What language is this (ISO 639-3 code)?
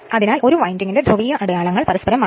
mal